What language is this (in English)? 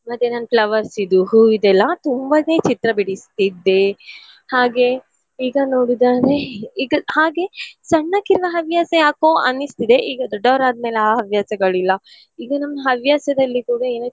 Kannada